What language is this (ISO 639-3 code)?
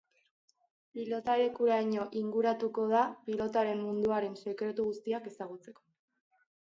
eus